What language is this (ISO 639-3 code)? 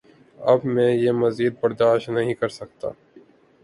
urd